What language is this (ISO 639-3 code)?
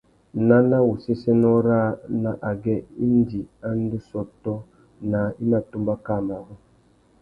bag